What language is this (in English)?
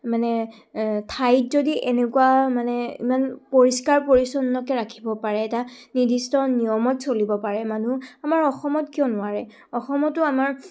Assamese